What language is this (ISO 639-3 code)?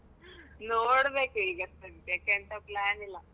kan